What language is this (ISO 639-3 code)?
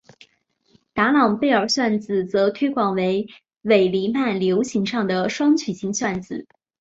zho